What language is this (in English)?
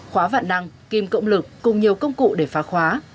Vietnamese